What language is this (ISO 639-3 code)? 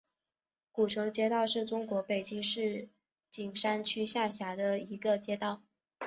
zho